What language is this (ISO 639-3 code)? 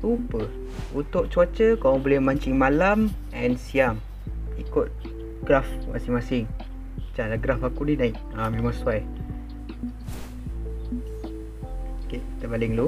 msa